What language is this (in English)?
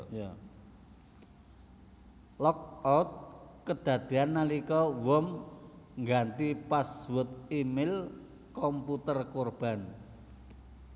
Javanese